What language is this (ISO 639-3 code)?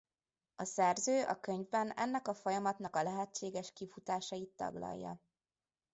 hun